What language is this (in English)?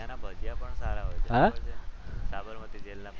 Gujarati